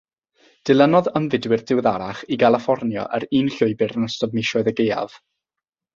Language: Welsh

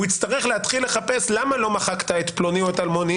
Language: Hebrew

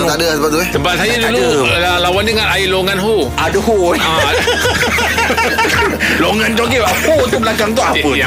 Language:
Malay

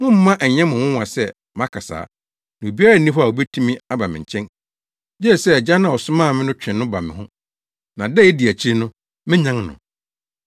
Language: Akan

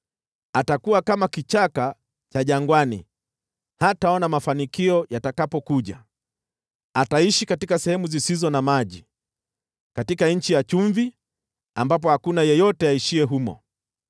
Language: Swahili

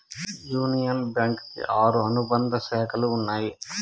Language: Telugu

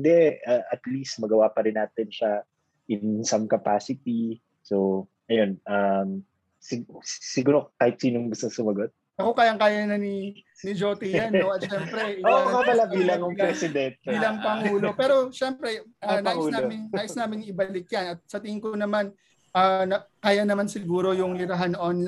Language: Filipino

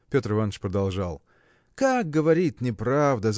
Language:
Russian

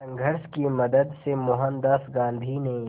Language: Hindi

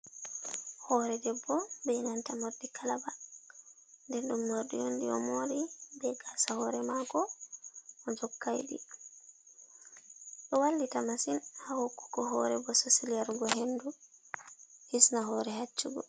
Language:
Fula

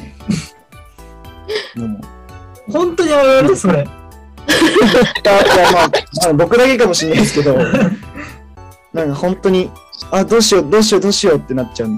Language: Japanese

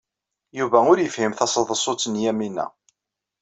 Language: Kabyle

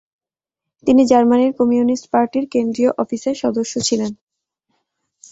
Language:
Bangla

